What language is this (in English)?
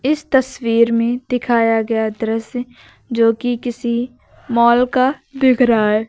Hindi